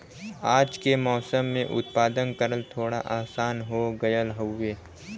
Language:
Bhojpuri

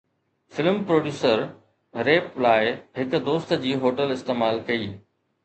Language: Sindhi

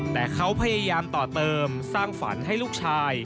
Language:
Thai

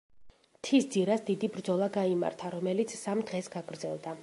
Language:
Georgian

